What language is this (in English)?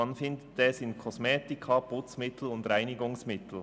Swiss German